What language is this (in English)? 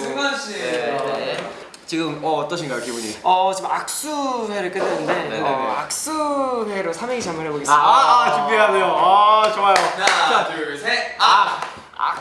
Korean